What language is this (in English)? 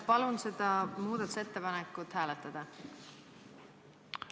Estonian